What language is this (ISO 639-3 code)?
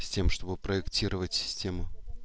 rus